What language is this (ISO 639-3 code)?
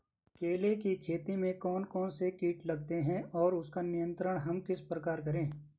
hin